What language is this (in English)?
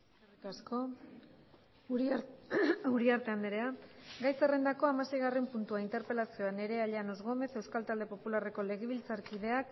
Basque